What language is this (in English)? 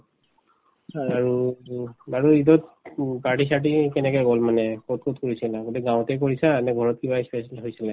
Assamese